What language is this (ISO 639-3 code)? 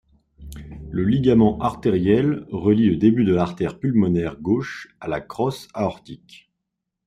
fra